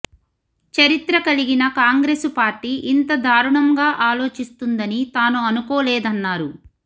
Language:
Telugu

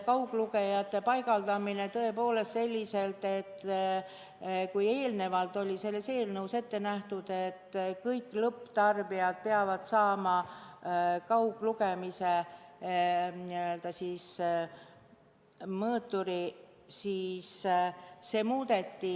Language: Estonian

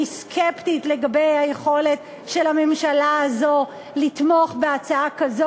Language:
Hebrew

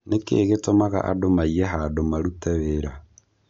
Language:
Kikuyu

